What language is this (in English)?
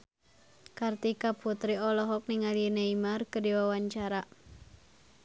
Sundanese